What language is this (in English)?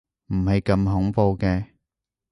Cantonese